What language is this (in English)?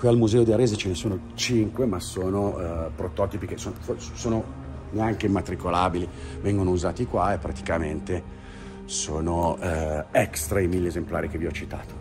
Italian